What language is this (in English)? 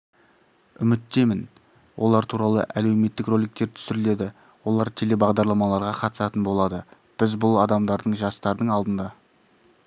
Kazakh